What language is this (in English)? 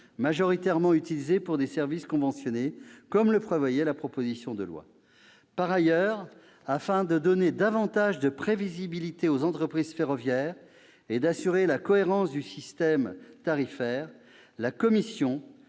French